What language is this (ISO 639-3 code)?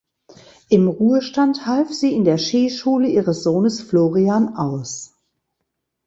deu